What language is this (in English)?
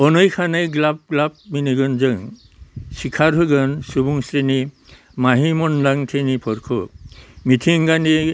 Bodo